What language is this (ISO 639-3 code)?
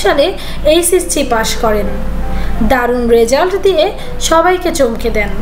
hin